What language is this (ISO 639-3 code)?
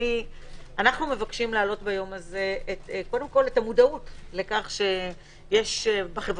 heb